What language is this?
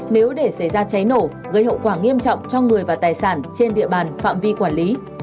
Vietnamese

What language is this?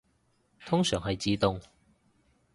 Cantonese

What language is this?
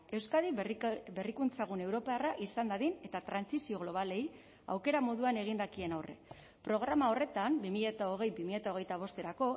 Basque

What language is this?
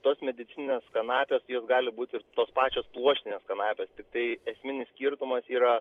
Lithuanian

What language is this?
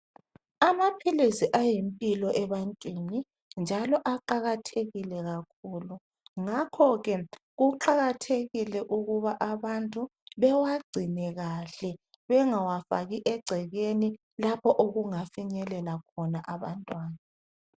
North Ndebele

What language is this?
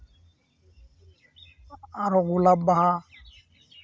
Santali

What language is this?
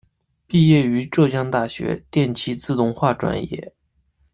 Chinese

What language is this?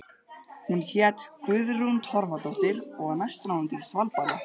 Icelandic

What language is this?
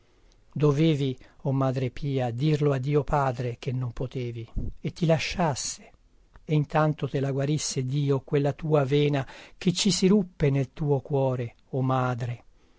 Italian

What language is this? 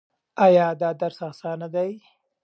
Pashto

